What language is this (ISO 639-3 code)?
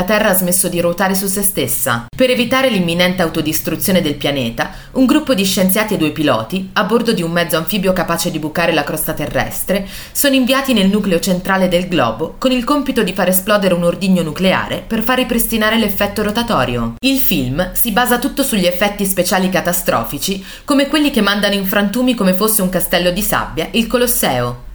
ita